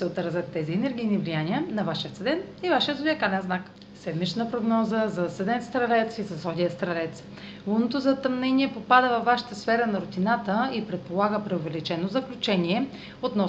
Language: Bulgarian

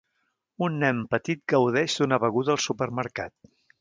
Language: Catalan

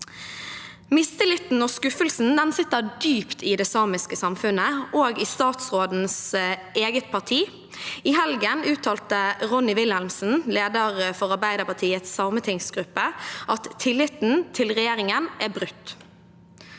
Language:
Norwegian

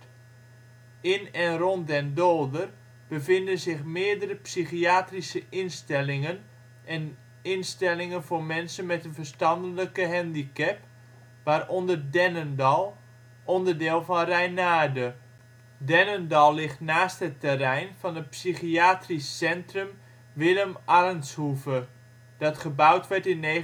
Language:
Dutch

